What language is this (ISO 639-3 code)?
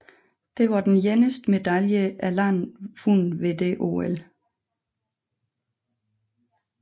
dan